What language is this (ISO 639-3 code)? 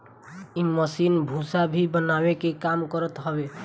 bho